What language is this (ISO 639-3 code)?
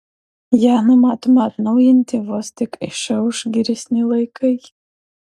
lit